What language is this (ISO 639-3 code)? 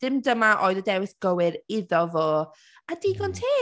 cym